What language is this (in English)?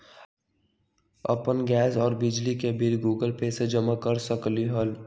Magahi